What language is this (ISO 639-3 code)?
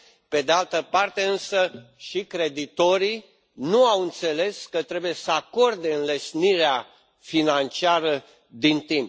ron